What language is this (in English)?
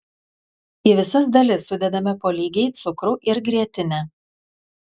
Lithuanian